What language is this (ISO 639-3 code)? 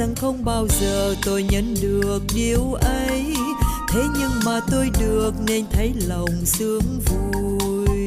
vie